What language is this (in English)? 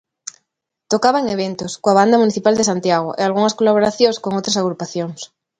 Galician